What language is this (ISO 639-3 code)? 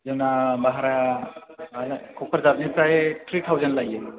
brx